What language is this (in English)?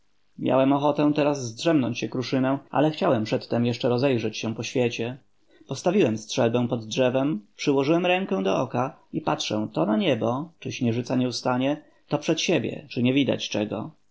Polish